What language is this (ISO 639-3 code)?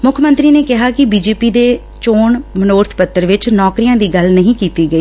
pan